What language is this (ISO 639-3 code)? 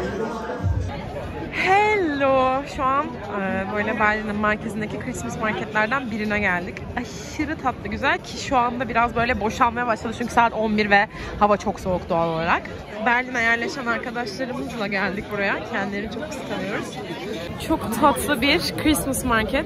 tur